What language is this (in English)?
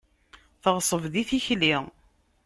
Kabyle